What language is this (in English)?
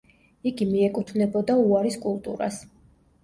Georgian